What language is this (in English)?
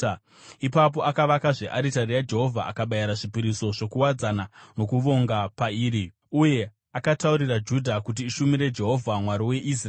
Shona